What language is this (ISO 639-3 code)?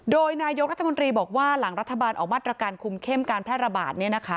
tha